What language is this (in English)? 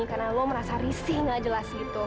Indonesian